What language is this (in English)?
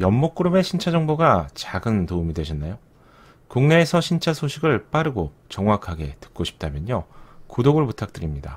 Korean